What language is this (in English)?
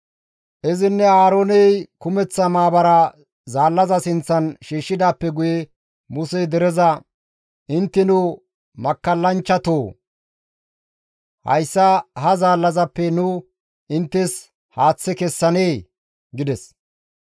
Gamo